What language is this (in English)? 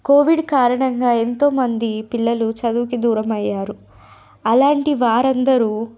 Telugu